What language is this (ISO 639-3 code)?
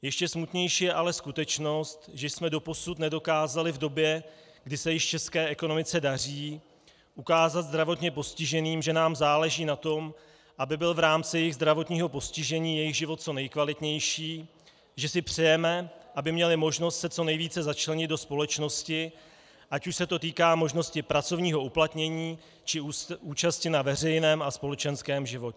ces